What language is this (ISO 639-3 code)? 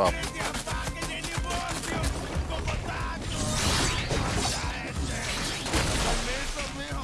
spa